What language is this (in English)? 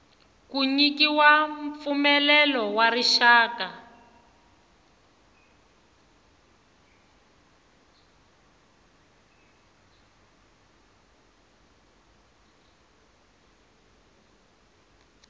Tsonga